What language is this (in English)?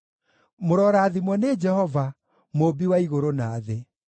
Kikuyu